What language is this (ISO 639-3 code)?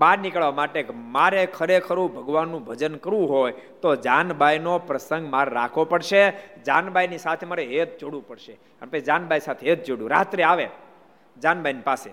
guj